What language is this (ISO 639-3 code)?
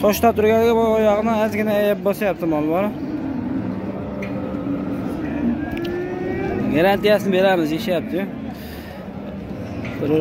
tur